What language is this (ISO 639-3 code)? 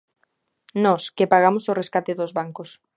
glg